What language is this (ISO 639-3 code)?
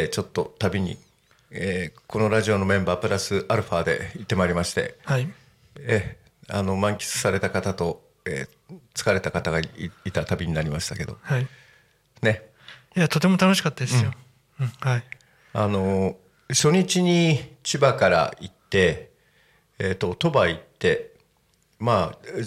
jpn